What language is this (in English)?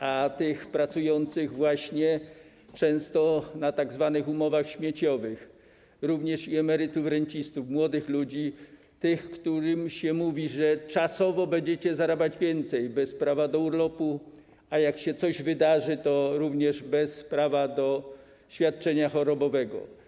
Polish